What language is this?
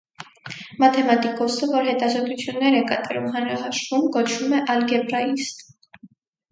Armenian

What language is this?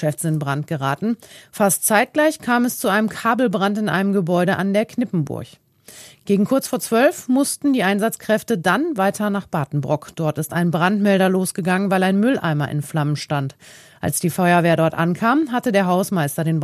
German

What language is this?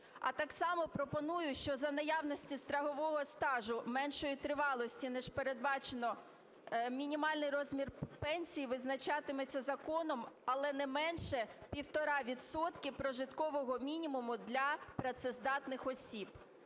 Ukrainian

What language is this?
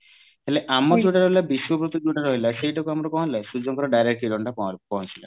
Odia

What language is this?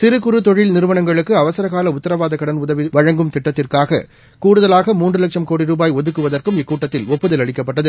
Tamil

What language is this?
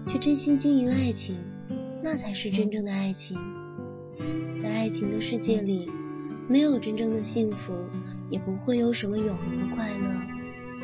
Chinese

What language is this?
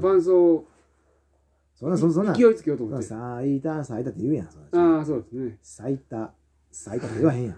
Japanese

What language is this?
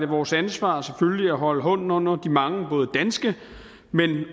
Danish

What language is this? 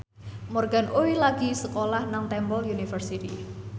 Javanese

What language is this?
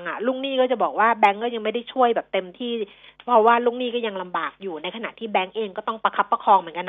Thai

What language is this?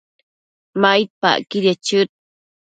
Matsés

